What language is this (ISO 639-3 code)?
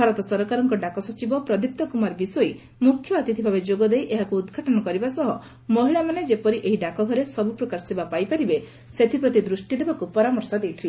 ori